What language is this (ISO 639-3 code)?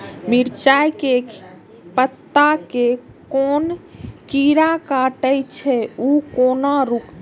mai